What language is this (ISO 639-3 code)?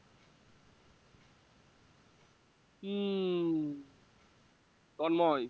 ben